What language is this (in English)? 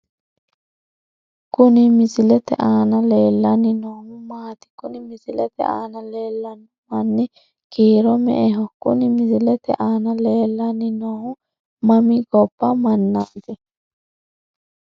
Sidamo